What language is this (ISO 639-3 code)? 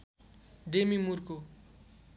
nep